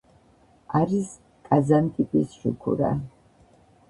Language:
Georgian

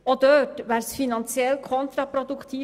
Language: Swiss German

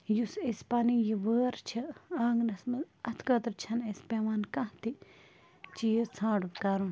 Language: Kashmiri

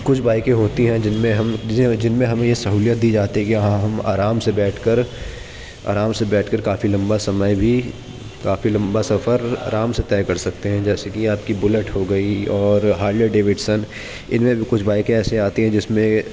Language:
Urdu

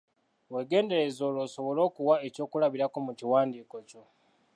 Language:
Ganda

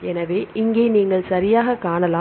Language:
Tamil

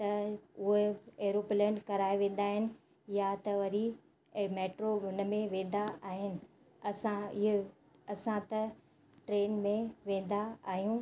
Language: Sindhi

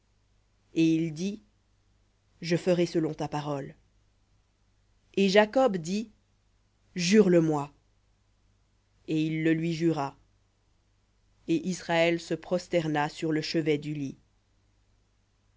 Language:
French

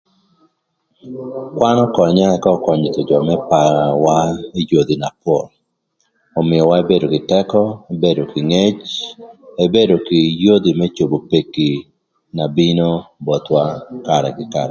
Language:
Thur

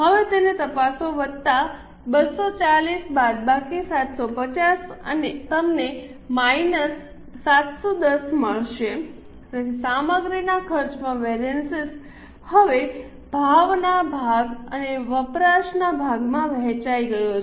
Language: Gujarati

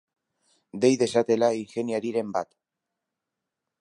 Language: Basque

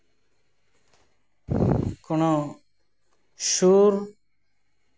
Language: Santali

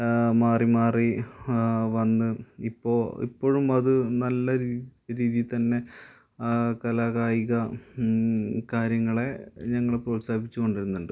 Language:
Malayalam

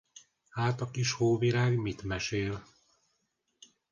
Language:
Hungarian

